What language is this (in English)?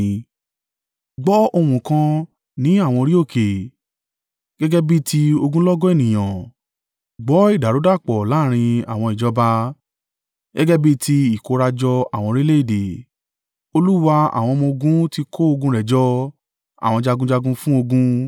Yoruba